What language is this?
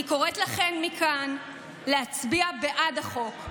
Hebrew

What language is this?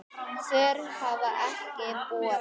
Icelandic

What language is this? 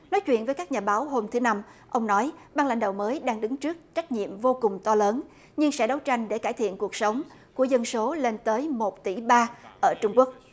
Vietnamese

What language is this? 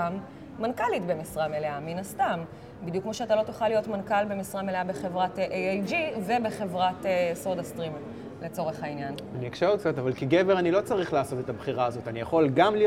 Hebrew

